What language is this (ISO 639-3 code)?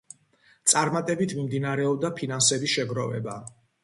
kat